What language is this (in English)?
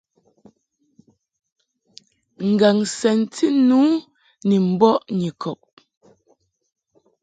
Mungaka